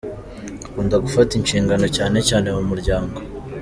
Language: Kinyarwanda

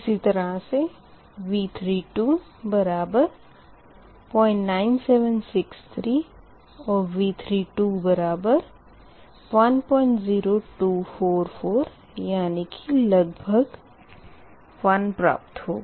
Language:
Hindi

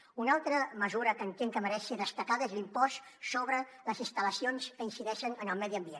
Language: Catalan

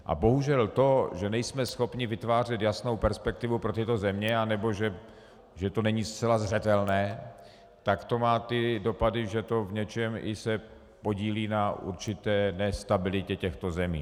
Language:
Czech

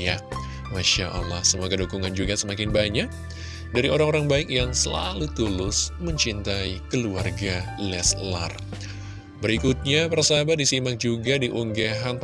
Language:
Indonesian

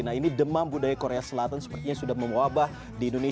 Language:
Indonesian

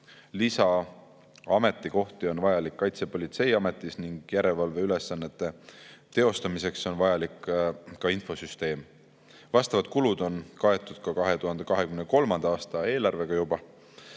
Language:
Estonian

